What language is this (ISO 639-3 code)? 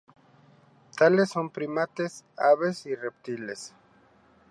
spa